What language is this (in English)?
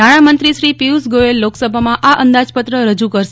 Gujarati